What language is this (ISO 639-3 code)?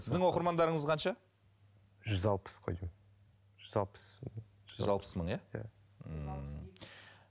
kaz